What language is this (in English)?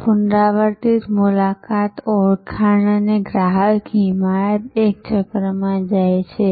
Gujarati